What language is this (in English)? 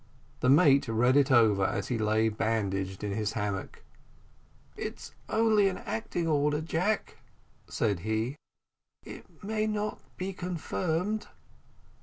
English